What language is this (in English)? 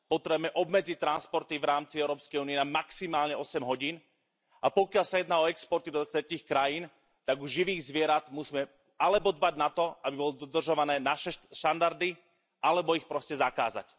Slovak